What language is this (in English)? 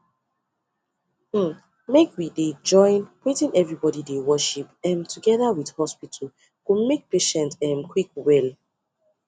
Nigerian Pidgin